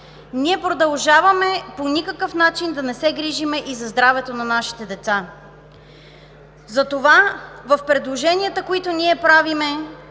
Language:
Bulgarian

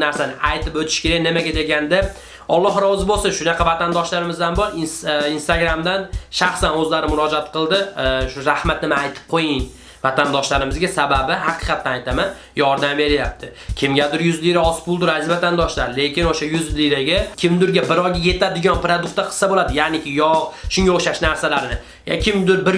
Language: Russian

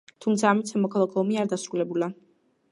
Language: Georgian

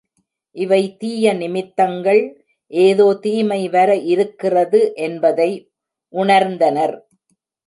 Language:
Tamil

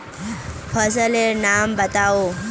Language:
Magahi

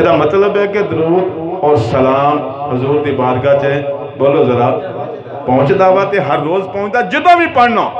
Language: Hindi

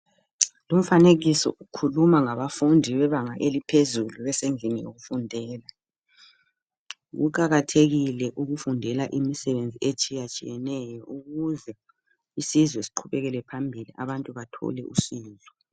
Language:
North Ndebele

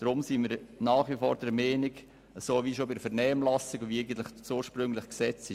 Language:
Swiss German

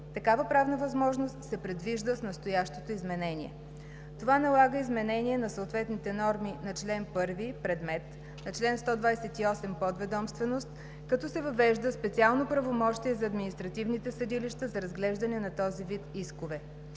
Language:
Bulgarian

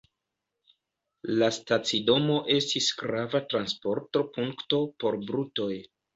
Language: Esperanto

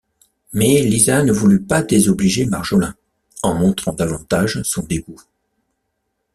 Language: French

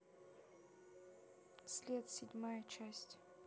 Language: Russian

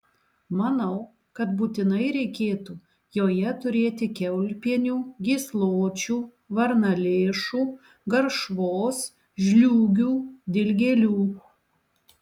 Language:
Lithuanian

